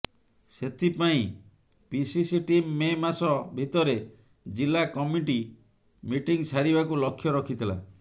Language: Odia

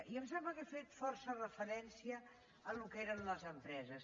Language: Catalan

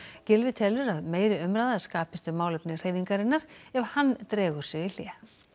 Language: Icelandic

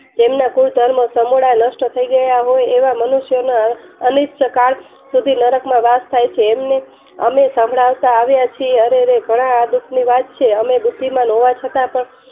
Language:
Gujarati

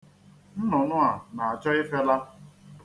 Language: Igbo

